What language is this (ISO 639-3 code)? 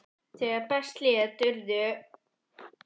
isl